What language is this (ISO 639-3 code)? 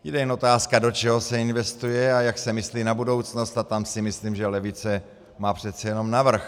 ces